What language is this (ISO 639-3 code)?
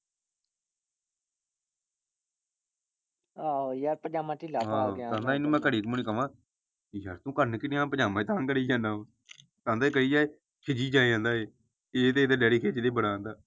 pan